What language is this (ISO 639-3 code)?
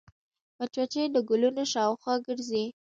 pus